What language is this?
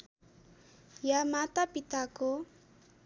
Nepali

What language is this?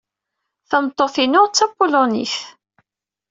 Kabyle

